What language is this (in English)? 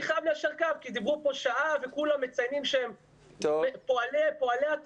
Hebrew